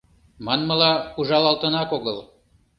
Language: Mari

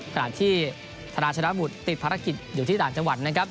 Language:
Thai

